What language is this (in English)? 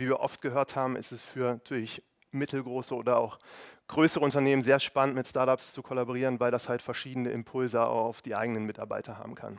German